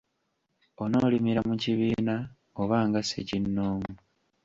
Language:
Ganda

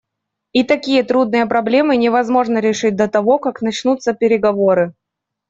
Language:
Russian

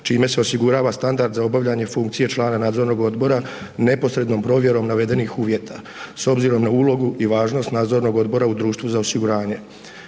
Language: Croatian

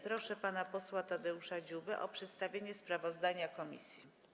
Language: Polish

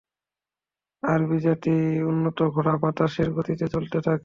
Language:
Bangla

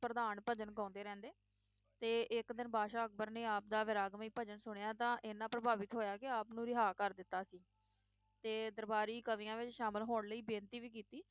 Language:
Punjabi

